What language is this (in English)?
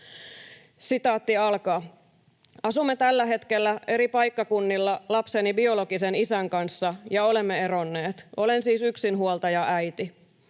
Finnish